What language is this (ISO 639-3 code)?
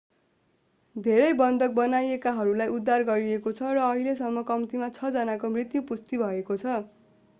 nep